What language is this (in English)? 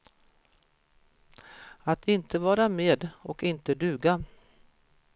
Swedish